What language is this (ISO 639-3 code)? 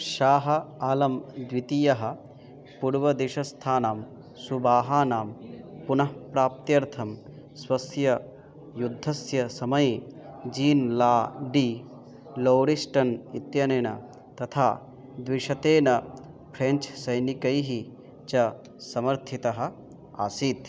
san